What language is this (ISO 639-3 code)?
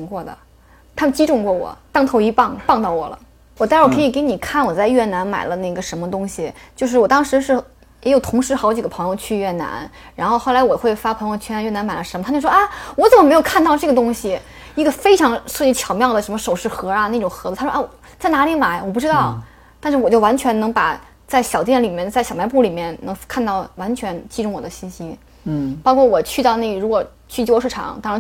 zho